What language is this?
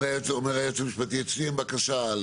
Hebrew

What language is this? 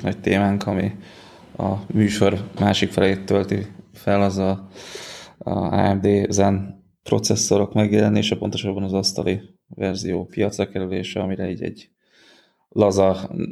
Hungarian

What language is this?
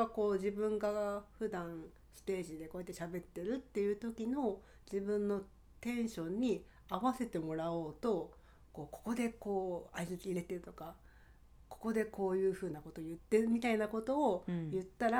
Japanese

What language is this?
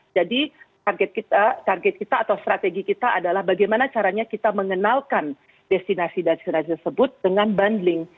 Indonesian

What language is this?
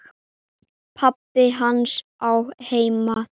Icelandic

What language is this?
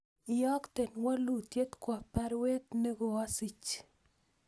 Kalenjin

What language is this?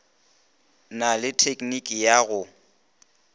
Northern Sotho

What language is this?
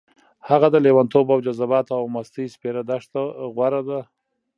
Pashto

